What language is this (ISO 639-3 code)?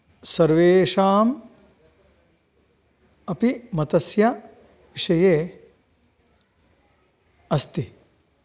san